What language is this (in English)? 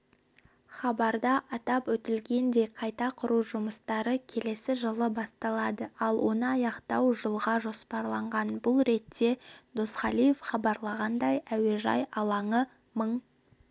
Kazakh